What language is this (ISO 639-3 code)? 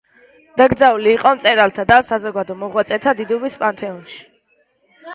kat